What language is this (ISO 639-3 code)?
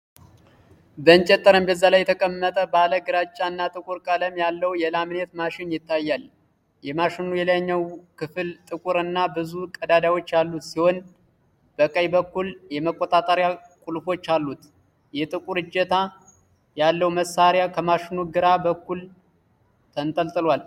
amh